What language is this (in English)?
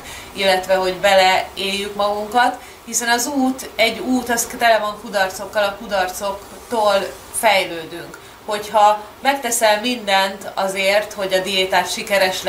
Hungarian